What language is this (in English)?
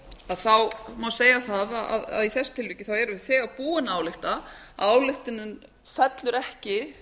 Icelandic